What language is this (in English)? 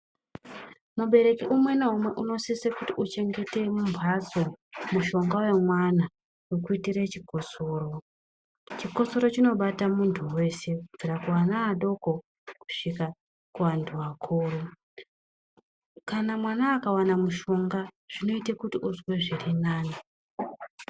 Ndau